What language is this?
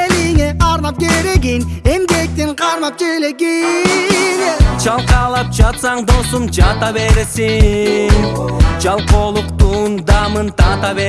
Turkish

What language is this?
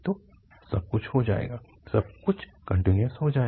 Hindi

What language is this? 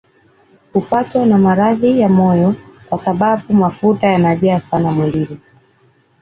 Swahili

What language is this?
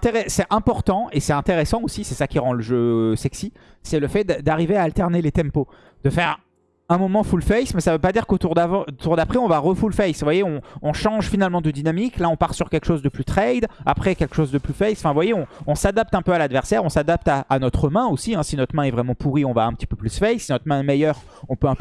French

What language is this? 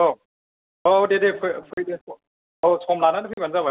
Bodo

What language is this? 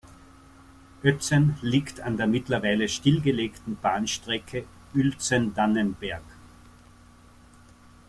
German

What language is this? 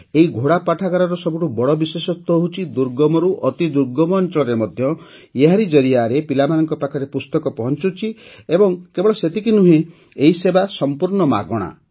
Odia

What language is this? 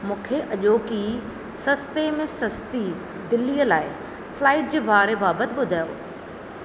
Sindhi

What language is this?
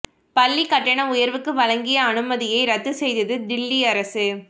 Tamil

